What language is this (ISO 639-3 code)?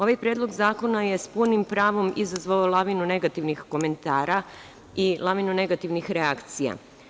srp